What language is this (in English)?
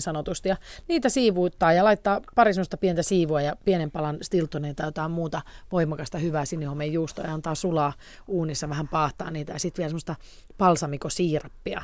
Finnish